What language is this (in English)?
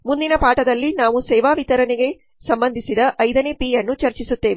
Kannada